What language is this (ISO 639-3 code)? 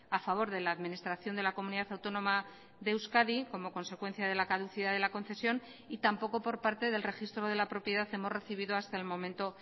spa